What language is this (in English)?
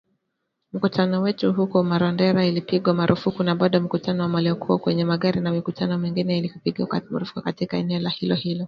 Swahili